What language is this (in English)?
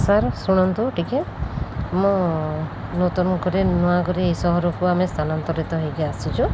Odia